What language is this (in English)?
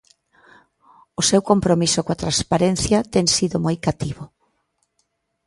Galician